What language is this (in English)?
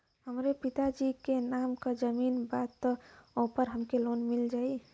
Bhojpuri